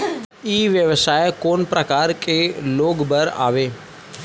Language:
Chhattisgarhi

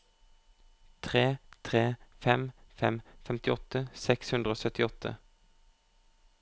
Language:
Norwegian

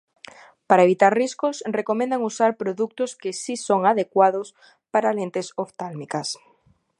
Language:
Galician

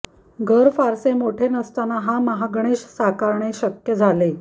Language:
Marathi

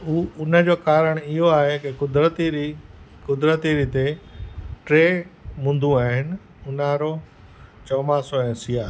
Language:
Sindhi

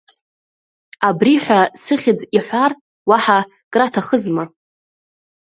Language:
Abkhazian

